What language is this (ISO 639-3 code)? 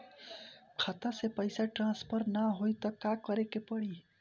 bho